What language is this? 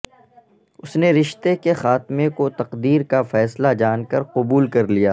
Urdu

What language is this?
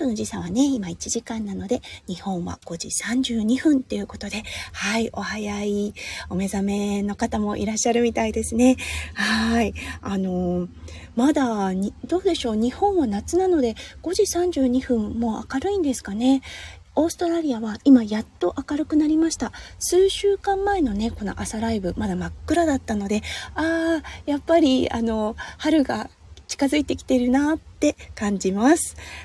Japanese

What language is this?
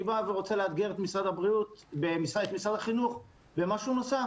Hebrew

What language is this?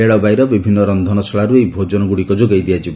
Odia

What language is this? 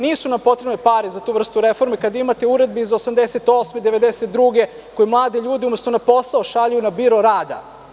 Serbian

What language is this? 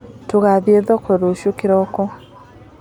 Kikuyu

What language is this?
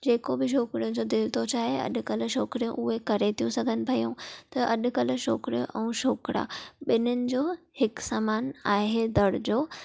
Sindhi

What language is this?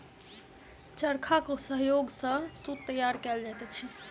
Maithili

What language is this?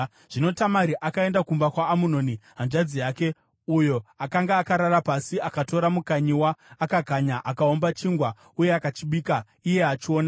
Shona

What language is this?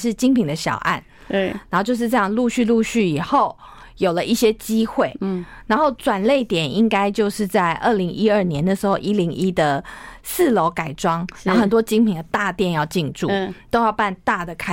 Chinese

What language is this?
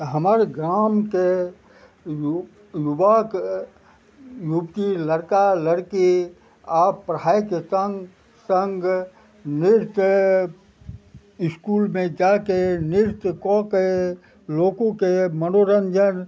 Maithili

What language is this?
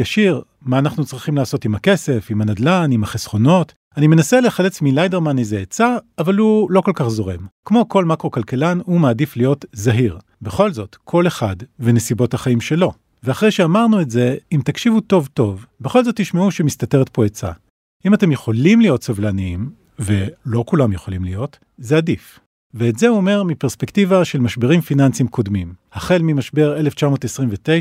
Hebrew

